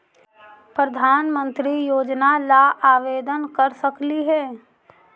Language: Magahi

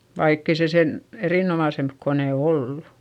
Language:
Finnish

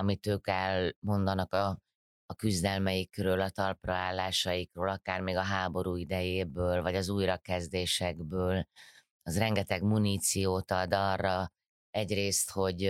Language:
Hungarian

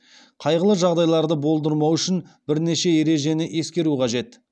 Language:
Kazakh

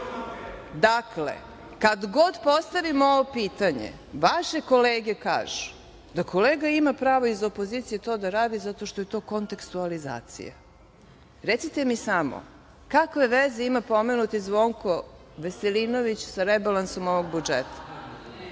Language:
Serbian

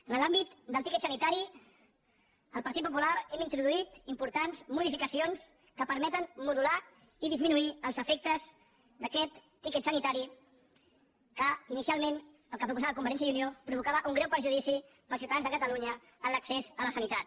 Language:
Catalan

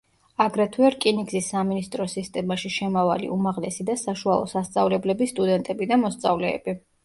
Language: Georgian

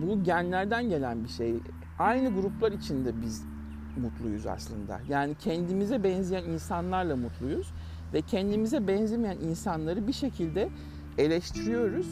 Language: Turkish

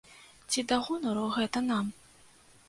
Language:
Belarusian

